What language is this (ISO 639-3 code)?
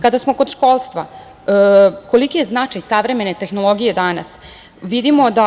srp